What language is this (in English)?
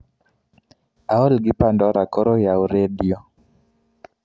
Luo (Kenya and Tanzania)